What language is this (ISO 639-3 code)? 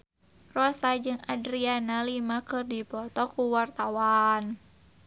sun